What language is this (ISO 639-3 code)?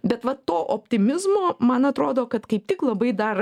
lit